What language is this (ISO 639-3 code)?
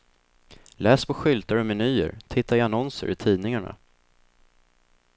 swe